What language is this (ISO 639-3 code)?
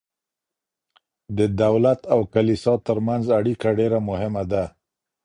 pus